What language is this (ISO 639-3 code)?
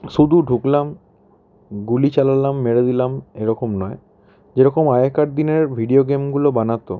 ben